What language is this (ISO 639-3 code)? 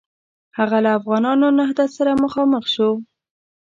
pus